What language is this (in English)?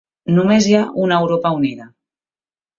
Catalan